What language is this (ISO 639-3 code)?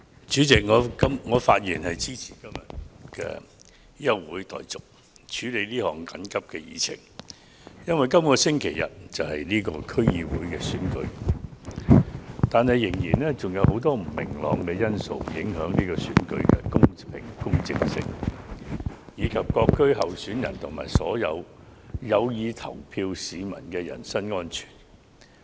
yue